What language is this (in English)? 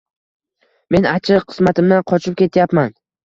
Uzbek